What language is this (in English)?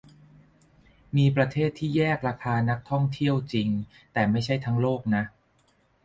Thai